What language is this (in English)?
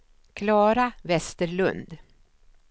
Swedish